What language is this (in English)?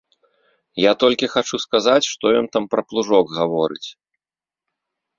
Belarusian